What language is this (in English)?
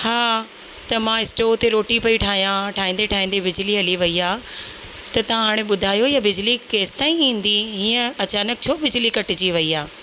Sindhi